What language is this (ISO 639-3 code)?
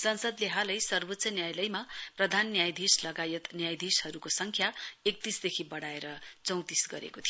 nep